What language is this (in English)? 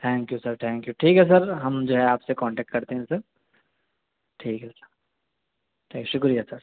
Urdu